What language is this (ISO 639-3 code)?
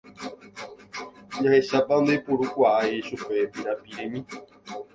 grn